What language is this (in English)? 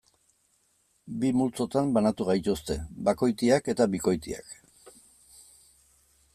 Basque